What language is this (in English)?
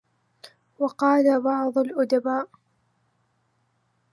Arabic